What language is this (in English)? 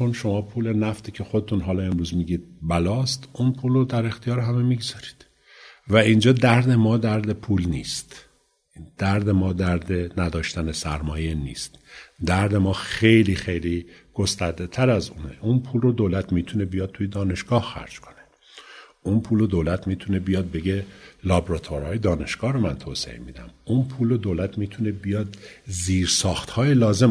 Persian